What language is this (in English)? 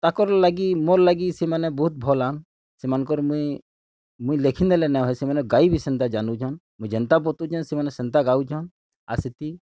Odia